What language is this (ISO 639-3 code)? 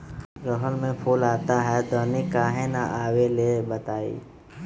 mag